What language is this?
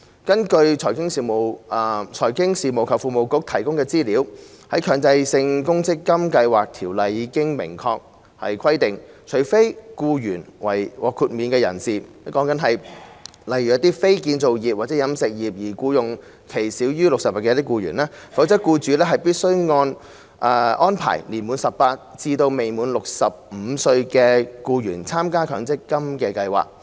Cantonese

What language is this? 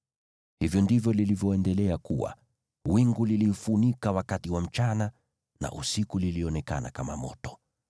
Swahili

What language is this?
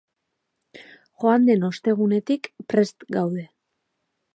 Basque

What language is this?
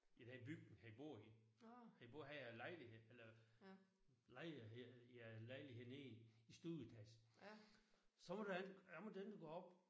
Danish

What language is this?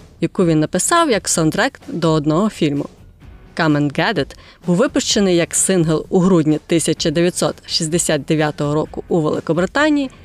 Ukrainian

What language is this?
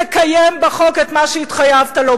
Hebrew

